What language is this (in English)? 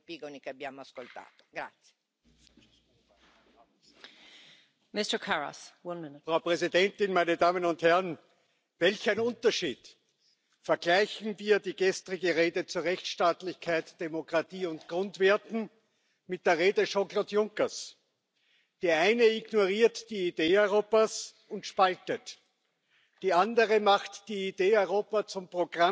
German